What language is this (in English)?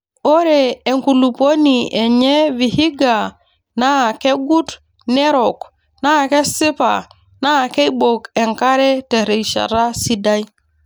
Masai